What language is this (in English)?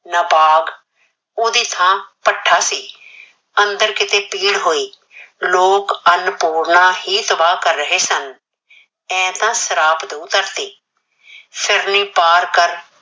Punjabi